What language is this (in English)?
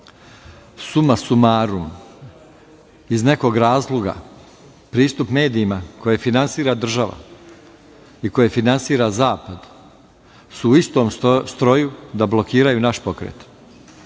Serbian